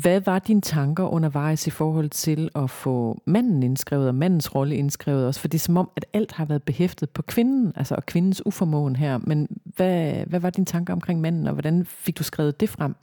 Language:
Danish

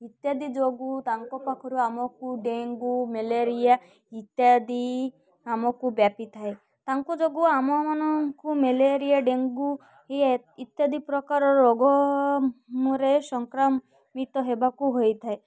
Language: Odia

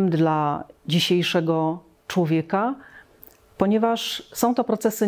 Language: Polish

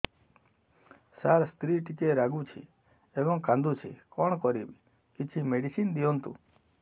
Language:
Odia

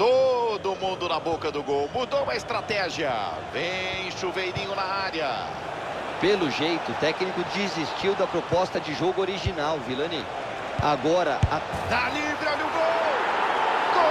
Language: Portuguese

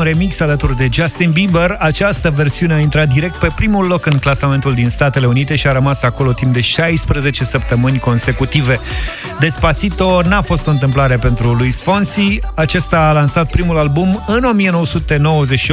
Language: Romanian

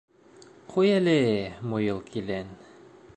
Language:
Bashkir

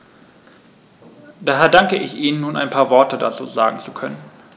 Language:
German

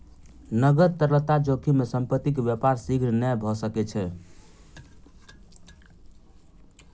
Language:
Maithili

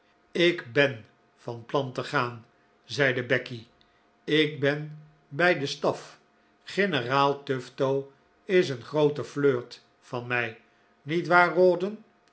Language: Dutch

